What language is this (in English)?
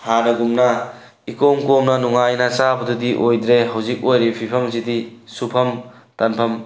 Manipuri